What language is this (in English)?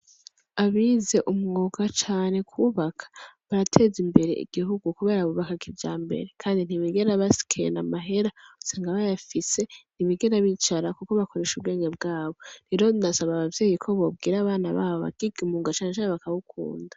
Rundi